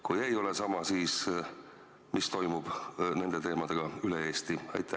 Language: Estonian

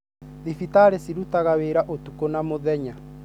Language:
Kikuyu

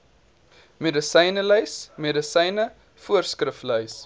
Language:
Afrikaans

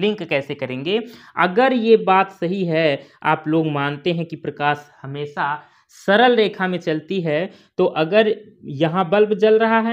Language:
Hindi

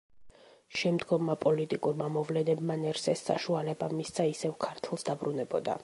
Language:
Georgian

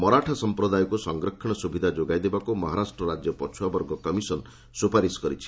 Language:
Odia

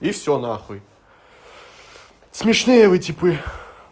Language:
Russian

